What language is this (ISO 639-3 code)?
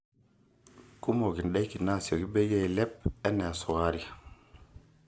mas